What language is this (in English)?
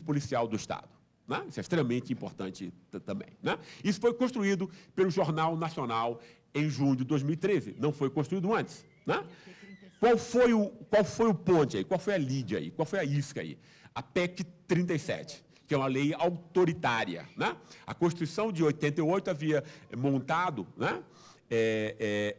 Portuguese